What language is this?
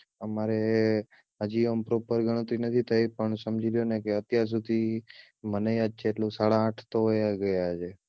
Gujarati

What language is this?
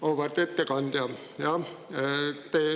Estonian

